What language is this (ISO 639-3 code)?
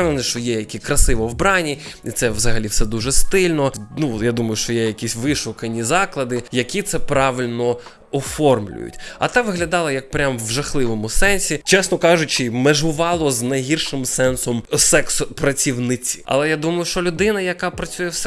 ukr